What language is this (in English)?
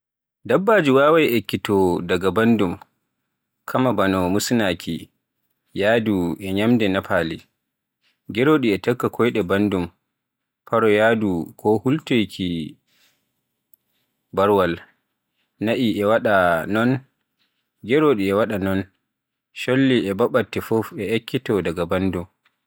Borgu Fulfulde